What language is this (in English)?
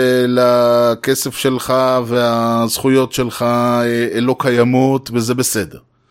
Hebrew